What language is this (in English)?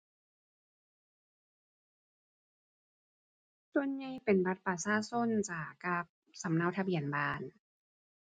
Thai